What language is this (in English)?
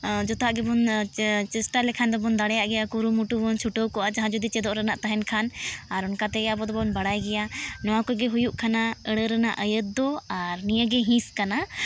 Santali